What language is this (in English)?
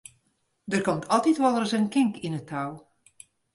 Western Frisian